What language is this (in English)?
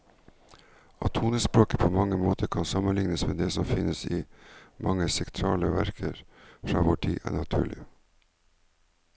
Norwegian